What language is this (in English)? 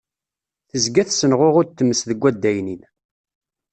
Kabyle